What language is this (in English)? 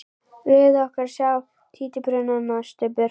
Icelandic